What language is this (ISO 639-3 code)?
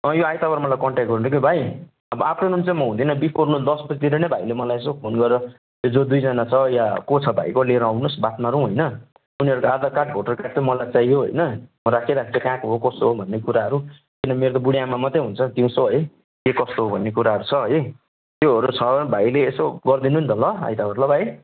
nep